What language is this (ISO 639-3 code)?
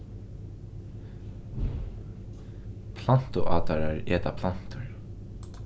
fao